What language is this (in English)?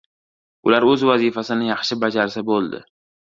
Uzbek